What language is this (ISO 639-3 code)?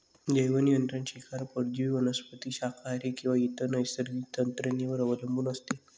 mar